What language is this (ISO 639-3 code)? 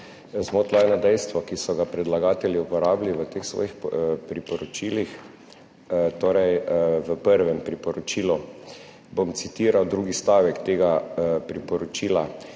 slv